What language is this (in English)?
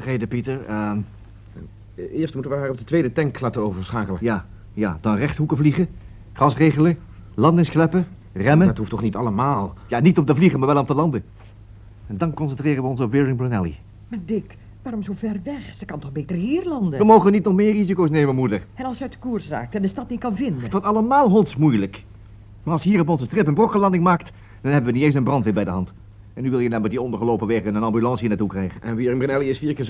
Dutch